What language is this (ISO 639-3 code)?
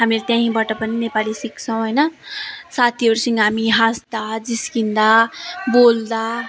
nep